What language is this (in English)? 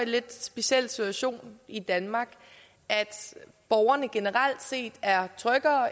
Danish